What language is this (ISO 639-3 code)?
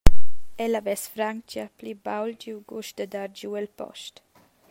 roh